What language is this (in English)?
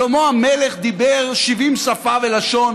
Hebrew